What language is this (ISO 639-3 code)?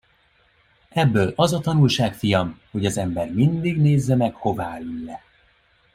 hun